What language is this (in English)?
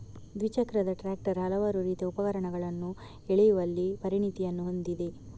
Kannada